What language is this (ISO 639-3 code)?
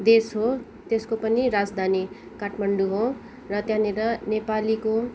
nep